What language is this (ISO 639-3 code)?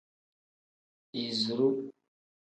kdh